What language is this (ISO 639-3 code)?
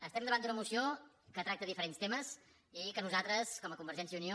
cat